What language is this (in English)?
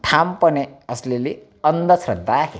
Marathi